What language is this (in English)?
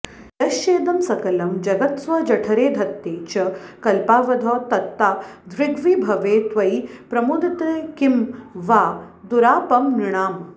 Sanskrit